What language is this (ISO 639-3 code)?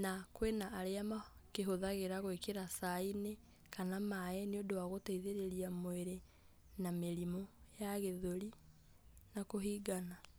kik